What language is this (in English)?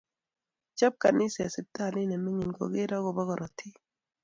Kalenjin